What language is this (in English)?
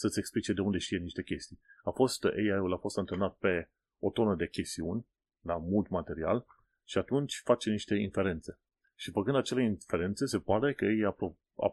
Romanian